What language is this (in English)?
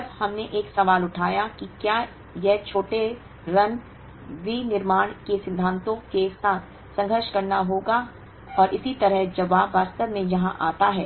Hindi